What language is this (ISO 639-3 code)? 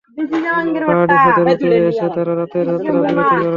ben